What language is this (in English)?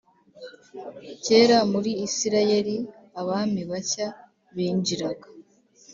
Kinyarwanda